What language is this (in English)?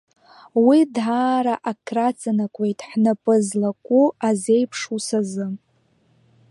Abkhazian